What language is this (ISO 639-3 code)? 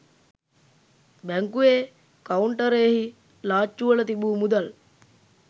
sin